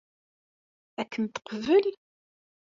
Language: Kabyle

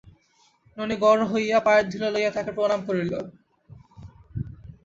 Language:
Bangla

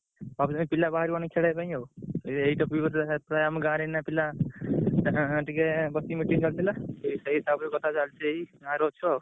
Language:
Odia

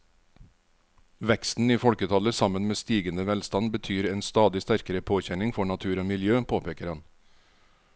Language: Norwegian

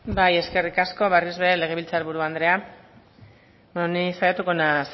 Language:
Basque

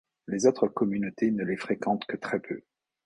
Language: French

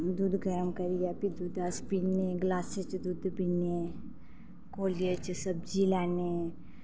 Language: Dogri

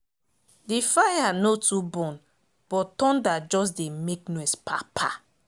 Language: Nigerian Pidgin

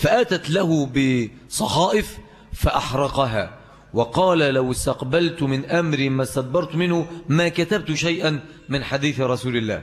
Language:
Arabic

